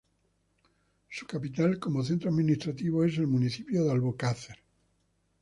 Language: Spanish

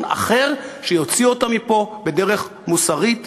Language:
Hebrew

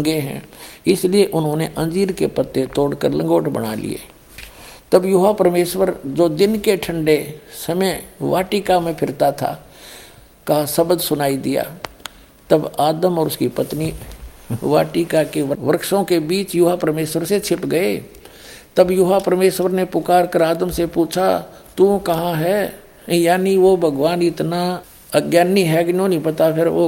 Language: Hindi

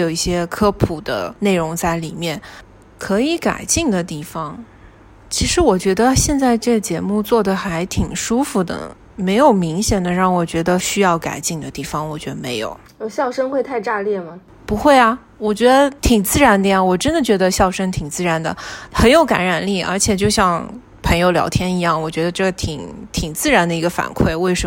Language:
Chinese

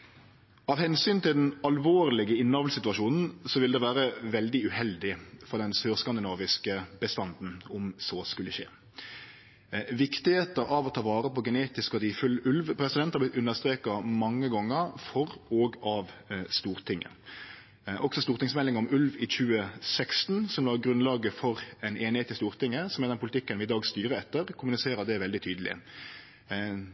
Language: Norwegian Nynorsk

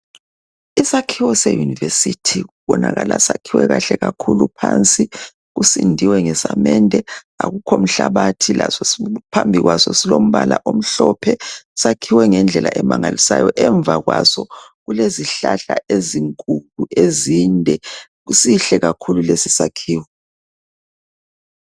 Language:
North Ndebele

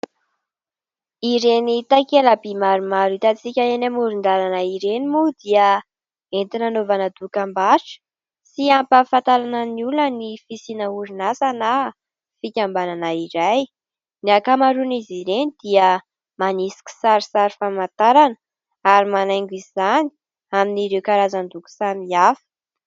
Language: Malagasy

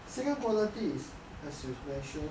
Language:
English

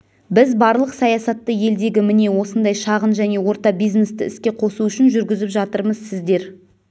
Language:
Kazakh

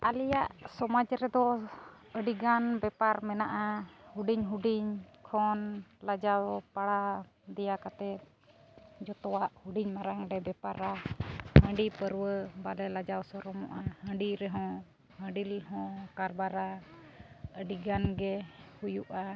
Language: Santali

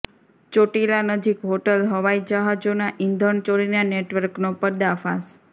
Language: Gujarati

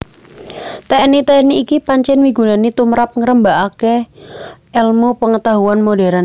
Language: Javanese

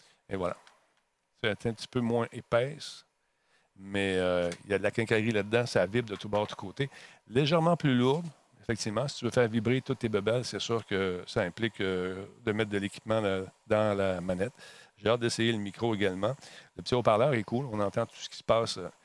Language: French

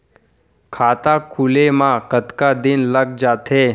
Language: Chhattisgarhi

